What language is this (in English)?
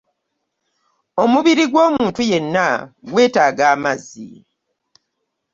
Ganda